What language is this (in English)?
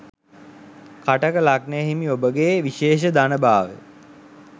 Sinhala